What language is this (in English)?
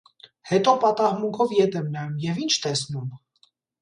Armenian